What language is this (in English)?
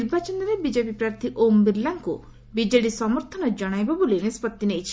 Odia